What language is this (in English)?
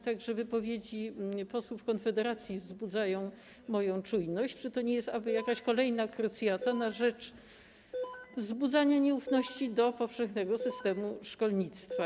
Polish